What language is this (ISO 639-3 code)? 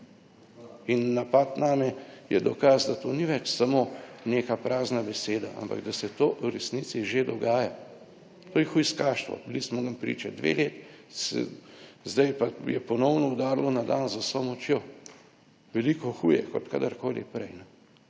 slv